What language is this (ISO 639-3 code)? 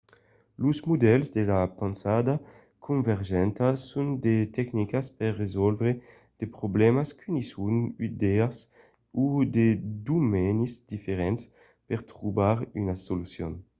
oci